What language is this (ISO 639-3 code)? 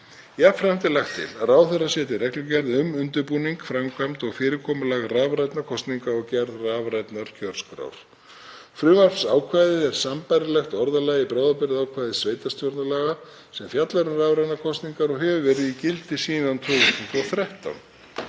isl